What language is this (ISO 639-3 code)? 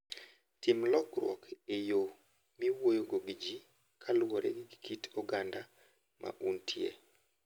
luo